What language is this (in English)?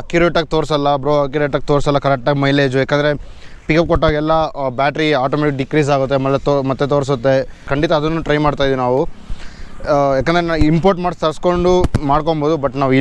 Kannada